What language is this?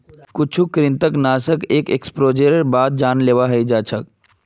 Magahi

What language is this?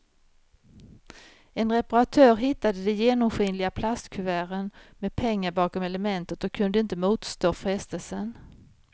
Swedish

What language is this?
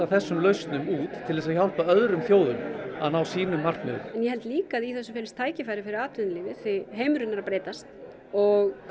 Icelandic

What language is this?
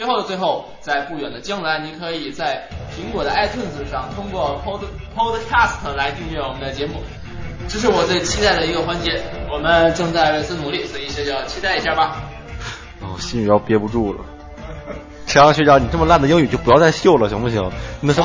Chinese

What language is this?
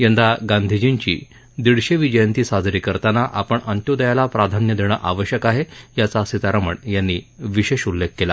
Marathi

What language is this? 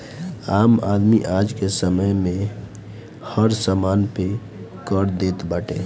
Bhojpuri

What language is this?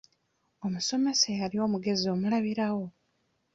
Ganda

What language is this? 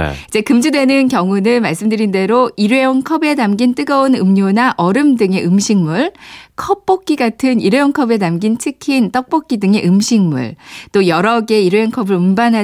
Korean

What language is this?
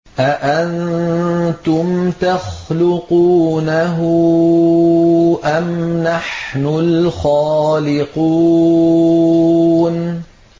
Arabic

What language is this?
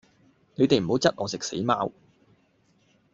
Cantonese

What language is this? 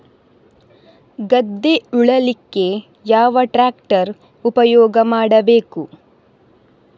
Kannada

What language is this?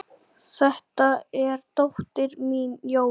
Icelandic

